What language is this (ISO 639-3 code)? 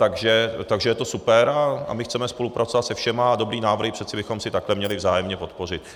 ces